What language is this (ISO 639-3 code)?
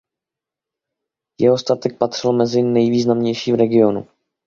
ces